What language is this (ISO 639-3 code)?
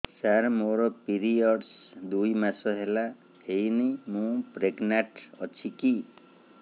ori